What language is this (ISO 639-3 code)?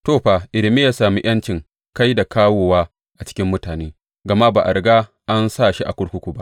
hau